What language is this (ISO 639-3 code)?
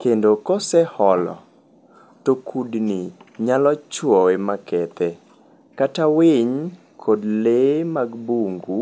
luo